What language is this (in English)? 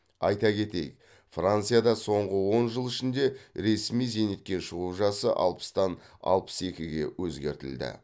Kazakh